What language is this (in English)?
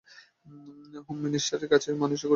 Bangla